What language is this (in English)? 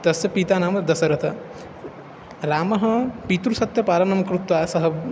Sanskrit